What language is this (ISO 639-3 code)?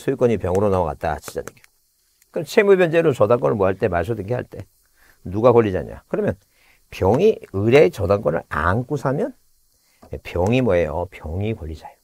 kor